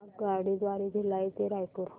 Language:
Marathi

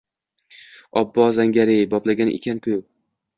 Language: Uzbek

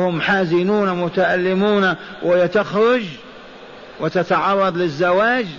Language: Arabic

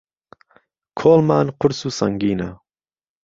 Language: Central Kurdish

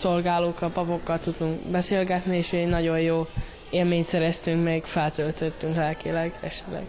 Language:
Hungarian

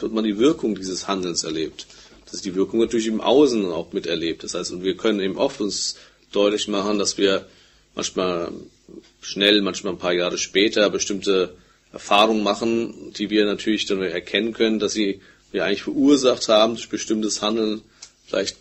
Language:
German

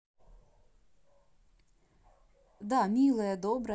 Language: Russian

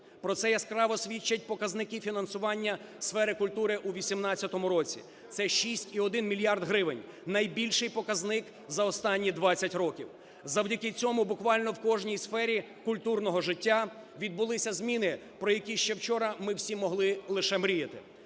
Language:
Ukrainian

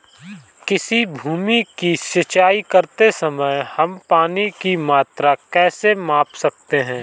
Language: Hindi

